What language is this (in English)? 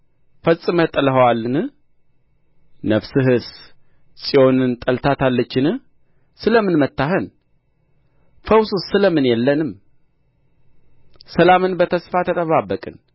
Amharic